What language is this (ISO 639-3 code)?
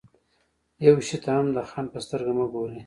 pus